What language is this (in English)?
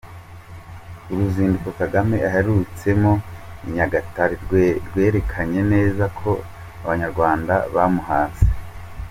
Kinyarwanda